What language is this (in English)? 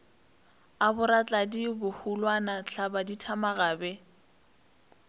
Northern Sotho